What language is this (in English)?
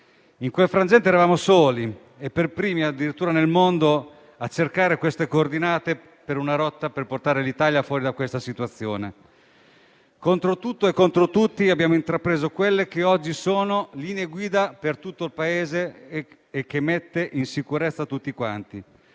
Italian